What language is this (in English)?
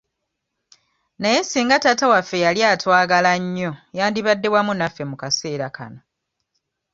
Ganda